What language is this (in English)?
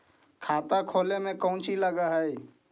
Magahi